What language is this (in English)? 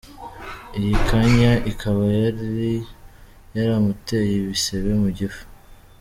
Kinyarwanda